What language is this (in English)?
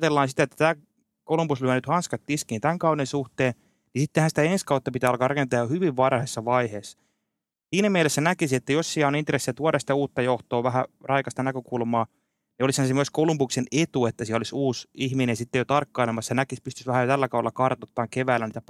Finnish